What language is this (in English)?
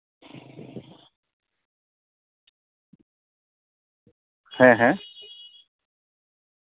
Santali